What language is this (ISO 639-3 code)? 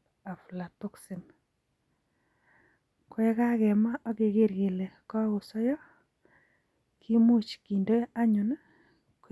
kln